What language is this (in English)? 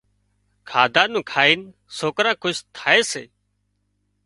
Wadiyara Koli